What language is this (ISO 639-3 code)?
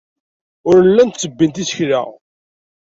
kab